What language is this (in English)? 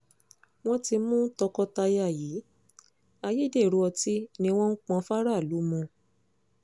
Yoruba